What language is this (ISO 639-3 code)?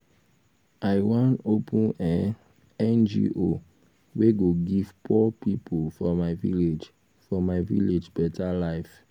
pcm